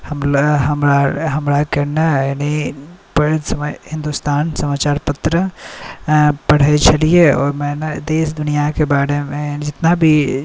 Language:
Maithili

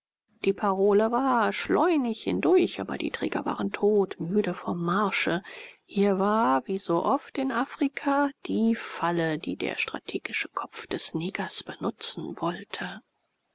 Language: German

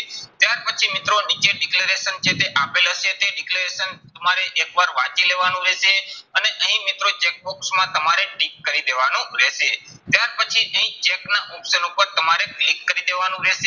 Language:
Gujarati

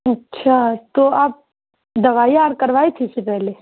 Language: Urdu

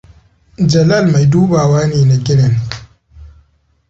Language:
Hausa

